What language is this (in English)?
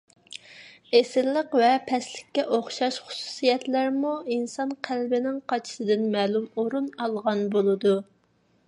Uyghur